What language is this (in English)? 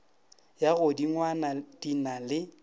Northern Sotho